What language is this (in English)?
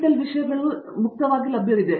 Kannada